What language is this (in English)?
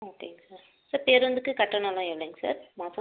Tamil